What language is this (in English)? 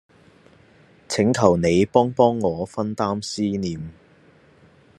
Cantonese